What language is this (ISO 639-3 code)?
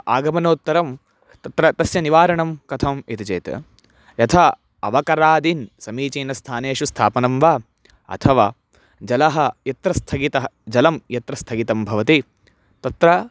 san